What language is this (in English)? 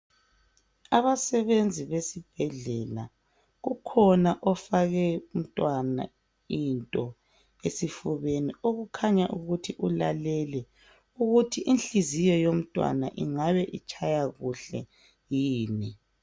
North Ndebele